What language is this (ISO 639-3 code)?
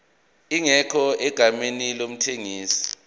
zul